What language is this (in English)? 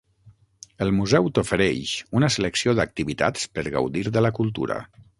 Catalan